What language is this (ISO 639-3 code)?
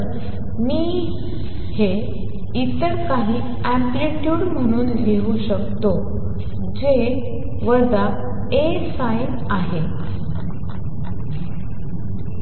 mar